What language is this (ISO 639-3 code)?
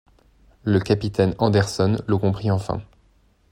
fra